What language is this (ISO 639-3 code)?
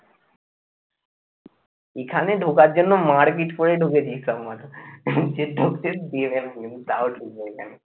ben